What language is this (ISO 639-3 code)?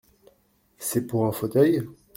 fra